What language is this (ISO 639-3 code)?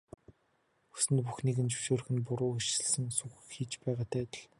mon